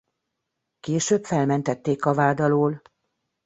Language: Hungarian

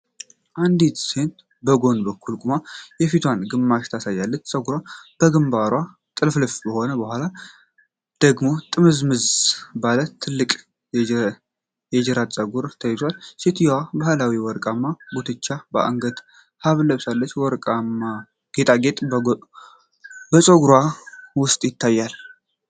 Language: Amharic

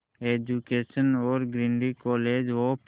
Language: Hindi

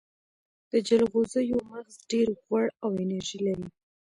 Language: Pashto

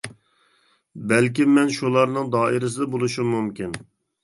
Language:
Uyghur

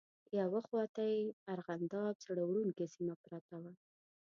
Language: Pashto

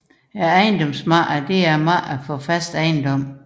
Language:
Danish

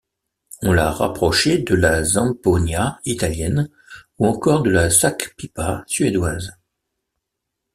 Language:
French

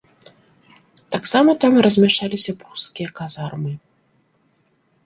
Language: Belarusian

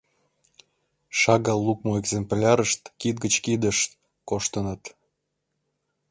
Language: Mari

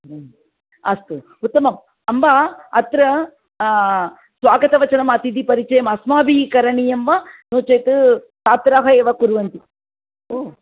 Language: Sanskrit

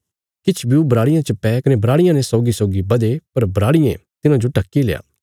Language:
Bilaspuri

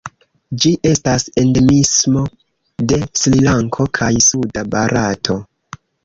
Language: Esperanto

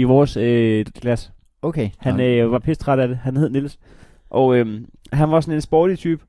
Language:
Danish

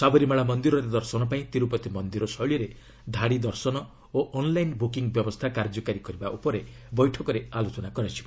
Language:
Odia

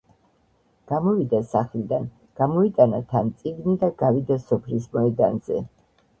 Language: Georgian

